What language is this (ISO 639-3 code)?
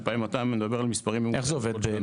heb